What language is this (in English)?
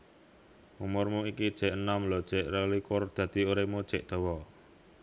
Javanese